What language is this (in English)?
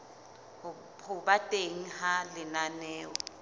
Southern Sotho